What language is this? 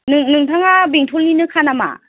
Bodo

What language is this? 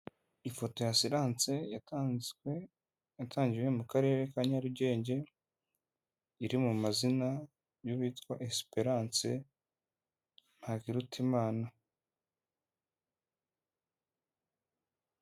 Kinyarwanda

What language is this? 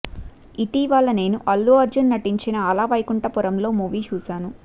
Telugu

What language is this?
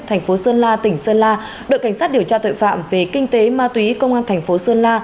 Vietnamese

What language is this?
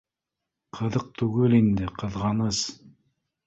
Bashkir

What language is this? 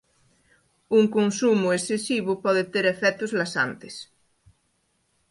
Galician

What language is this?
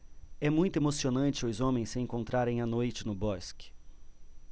Portuguese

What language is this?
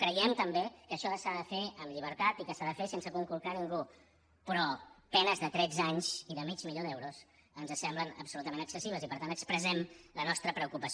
Catalan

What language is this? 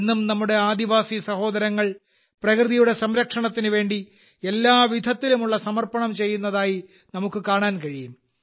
Malayalam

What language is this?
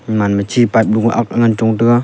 Wancho Naga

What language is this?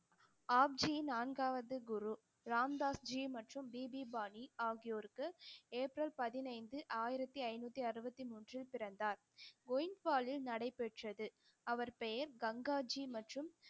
Tamil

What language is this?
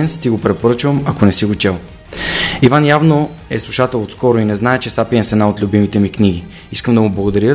Bulgarian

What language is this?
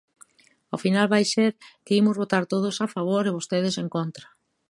Galician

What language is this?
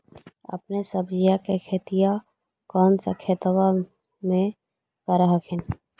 Magahi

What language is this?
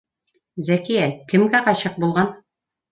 Bashkir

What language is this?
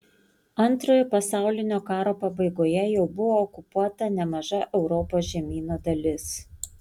Lithuanian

